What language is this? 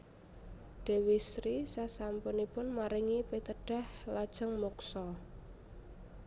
Javanese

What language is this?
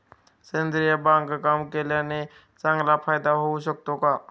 Marathi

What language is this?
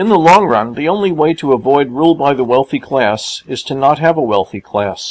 English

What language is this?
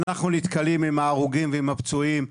Hebrew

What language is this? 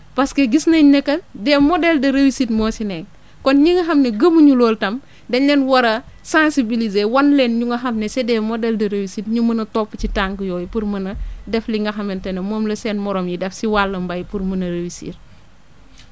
Wolof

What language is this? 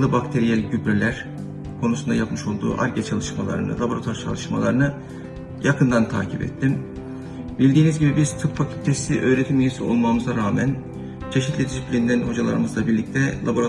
Turkish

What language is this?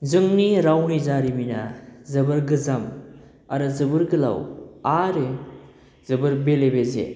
Bodo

